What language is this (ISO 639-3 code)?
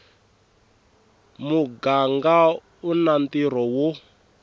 tso